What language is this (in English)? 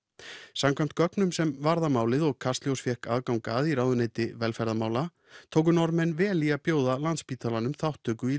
Icelandic